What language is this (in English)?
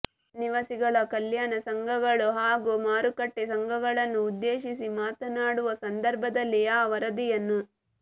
Kannada